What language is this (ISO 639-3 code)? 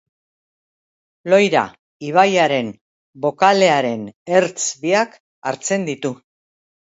eus